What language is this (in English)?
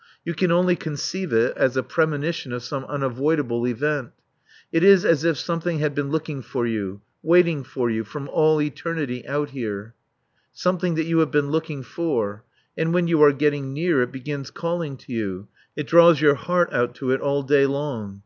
English